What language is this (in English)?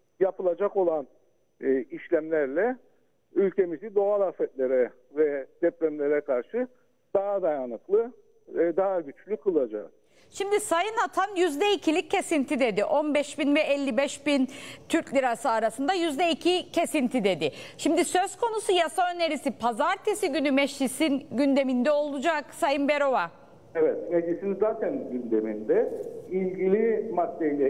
Turkish